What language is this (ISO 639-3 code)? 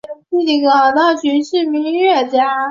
zho